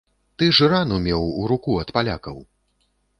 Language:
Belarusian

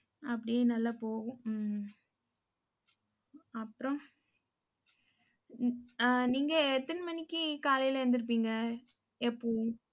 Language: Tamil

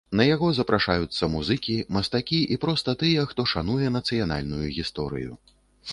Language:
Belarusian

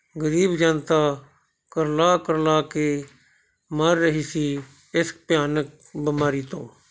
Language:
Punjabi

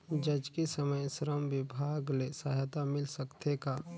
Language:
Chhattisgarhi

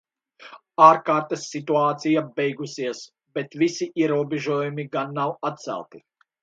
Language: Latvian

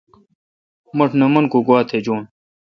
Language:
Kalkoti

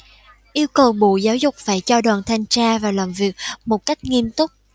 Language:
Vietnamese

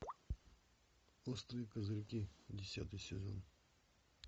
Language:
Russian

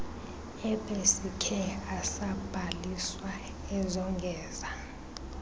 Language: Xhosa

